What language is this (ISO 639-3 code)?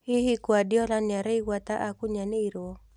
kik